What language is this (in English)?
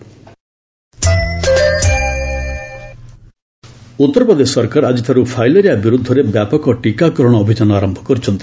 Odia